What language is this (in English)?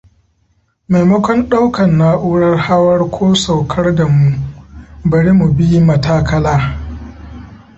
Hausa